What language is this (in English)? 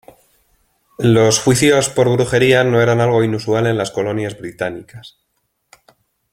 Spanish